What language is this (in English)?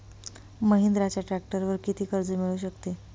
Marathi